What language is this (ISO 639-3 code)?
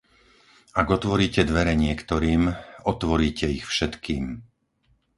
slk